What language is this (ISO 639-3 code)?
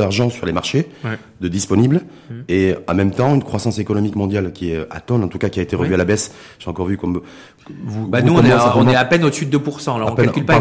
fra